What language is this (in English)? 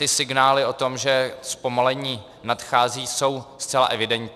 Czech